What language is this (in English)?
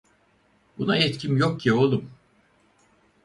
Turkish